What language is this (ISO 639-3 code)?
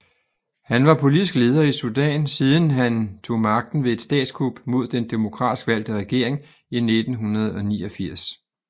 dan